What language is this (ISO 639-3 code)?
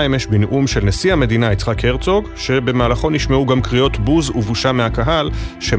heb